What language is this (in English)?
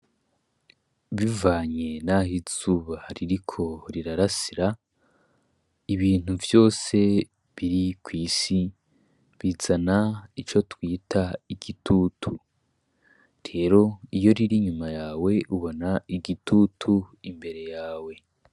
Rundi